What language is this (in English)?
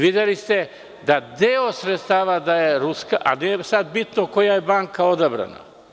Serbian